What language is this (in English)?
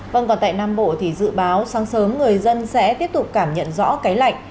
Vietnamese